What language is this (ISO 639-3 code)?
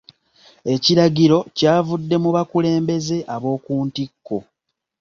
lug